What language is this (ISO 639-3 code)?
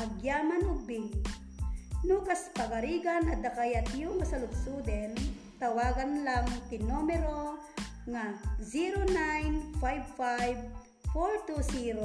fil